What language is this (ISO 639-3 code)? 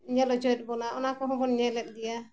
sat